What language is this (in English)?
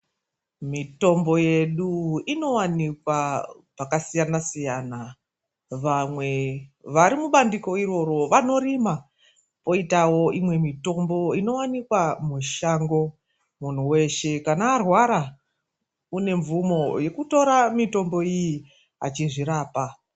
Ndau